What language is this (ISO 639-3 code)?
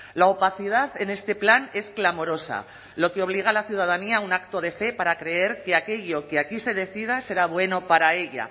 spa